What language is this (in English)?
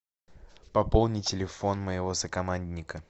Russian